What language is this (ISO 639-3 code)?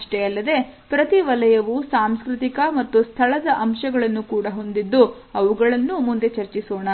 kan